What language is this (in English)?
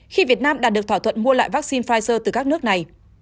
Vietnamese